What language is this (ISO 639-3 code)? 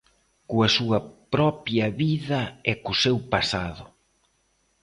glg